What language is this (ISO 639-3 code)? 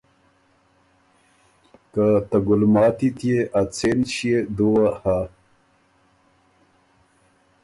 oru